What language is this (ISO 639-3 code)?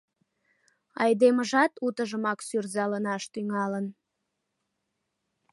chm